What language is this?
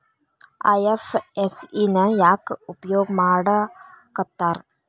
Kannada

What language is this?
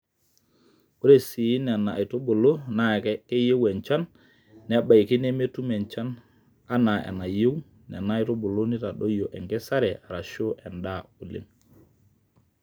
Masai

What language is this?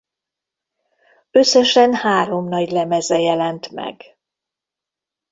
Hungarian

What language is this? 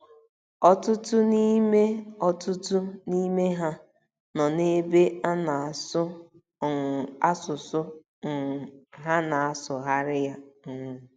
Igbo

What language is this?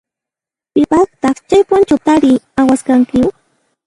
Puno Quechua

